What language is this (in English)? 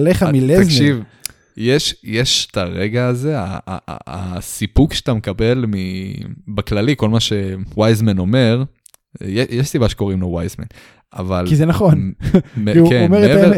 Hebrew